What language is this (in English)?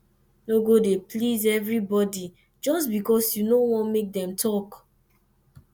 Nigerian Pidgin